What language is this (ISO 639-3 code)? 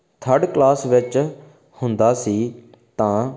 pan